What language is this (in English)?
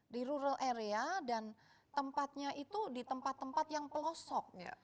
Indonesian